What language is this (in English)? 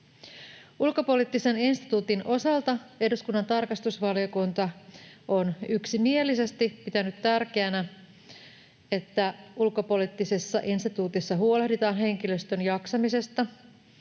Finnish